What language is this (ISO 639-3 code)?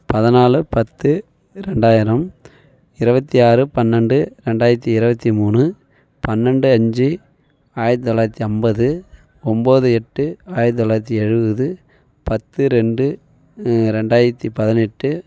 tam